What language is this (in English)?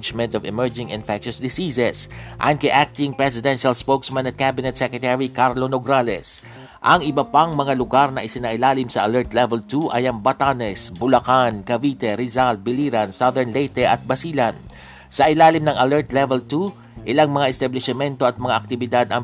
Filipino